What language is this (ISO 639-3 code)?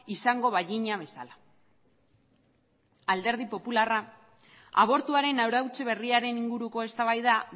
eus